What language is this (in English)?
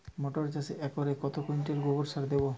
Bangla